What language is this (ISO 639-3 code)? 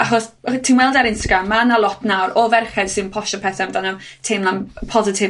cym